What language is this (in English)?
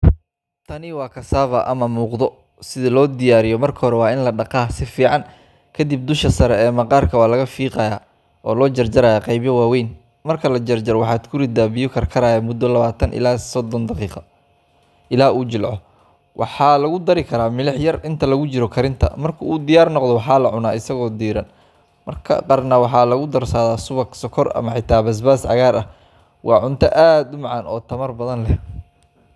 Somali